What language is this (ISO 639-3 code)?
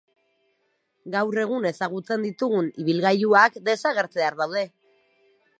eus